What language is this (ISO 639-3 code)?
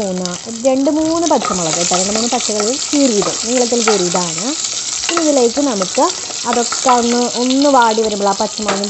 hin